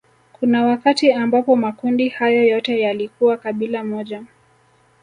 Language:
Swahili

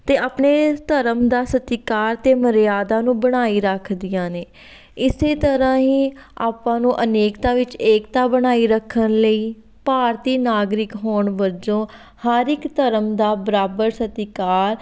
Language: Punjabi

